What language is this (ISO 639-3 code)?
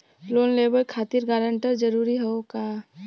bho